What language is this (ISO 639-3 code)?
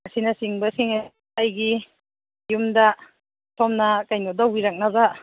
mni